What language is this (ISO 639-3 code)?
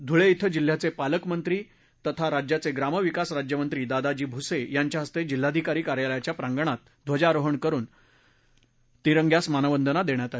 mar